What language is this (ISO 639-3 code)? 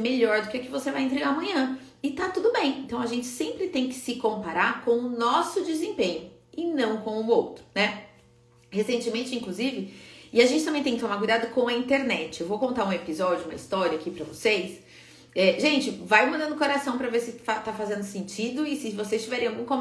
por